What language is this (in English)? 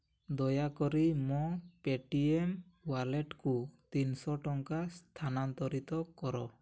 Odia